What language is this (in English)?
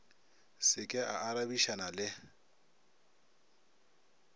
Northern Sotho